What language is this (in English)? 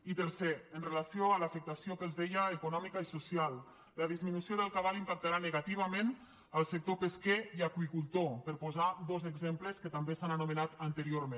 Catalan